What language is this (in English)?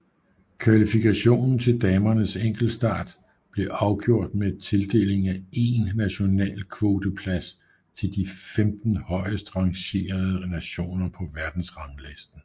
Danish